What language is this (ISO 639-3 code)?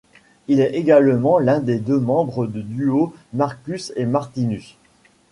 fra